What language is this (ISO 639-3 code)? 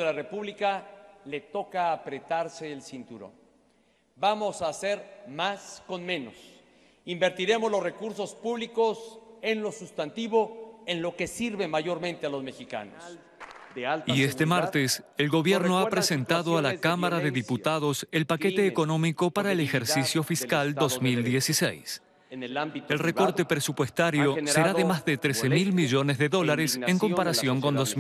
spa